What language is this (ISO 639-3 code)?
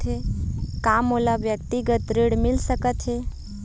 hne